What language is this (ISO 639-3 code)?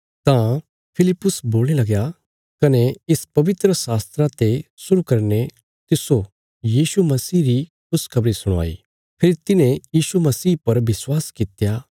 kfs